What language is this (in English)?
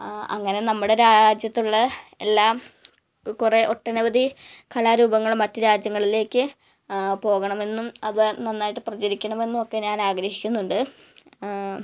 Malayalam